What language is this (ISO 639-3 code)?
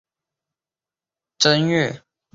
zho